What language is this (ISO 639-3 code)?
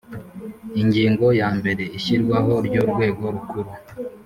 kin